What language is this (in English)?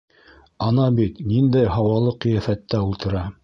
Bashkir